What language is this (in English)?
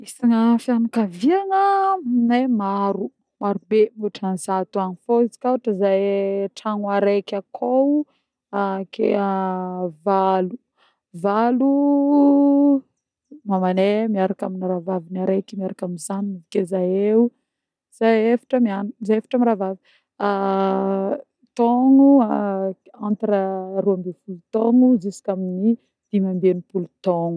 Northern Betsimisaraka Malagasy